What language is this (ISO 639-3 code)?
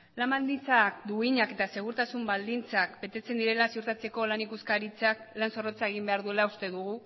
eus